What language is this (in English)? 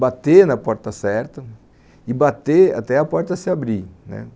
Portuguese